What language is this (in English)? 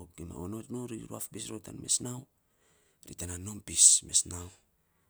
Saposa